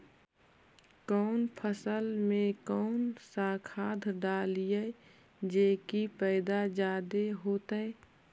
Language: Magahi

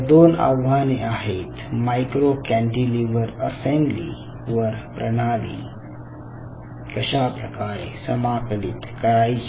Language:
Marathi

